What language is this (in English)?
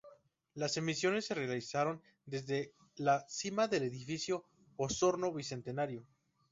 Spanish